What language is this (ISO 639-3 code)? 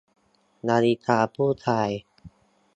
tha